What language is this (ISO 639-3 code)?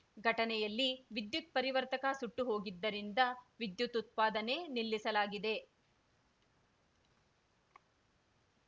kan